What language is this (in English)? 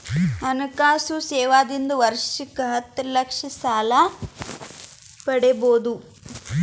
Kannada